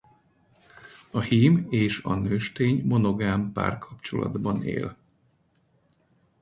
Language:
Hungarian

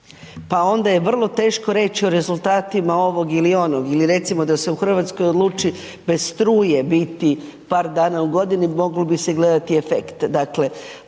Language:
Croatian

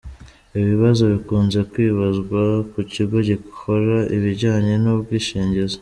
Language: Kinyarwanda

